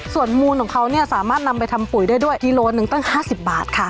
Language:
Thai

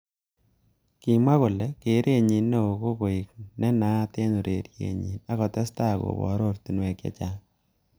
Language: Kalenjin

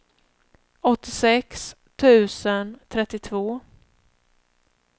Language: Swedish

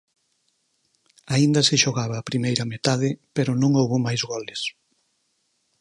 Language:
Galician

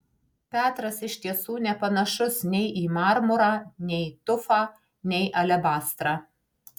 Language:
Lithuanian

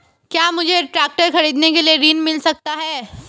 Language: Hindi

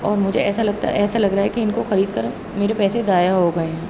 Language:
Urdu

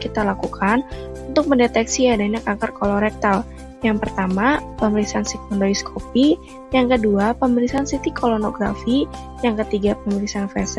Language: Indonesian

